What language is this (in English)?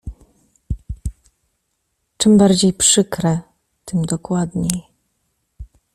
Polish